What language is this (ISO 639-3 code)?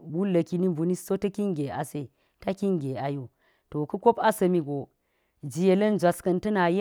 gyz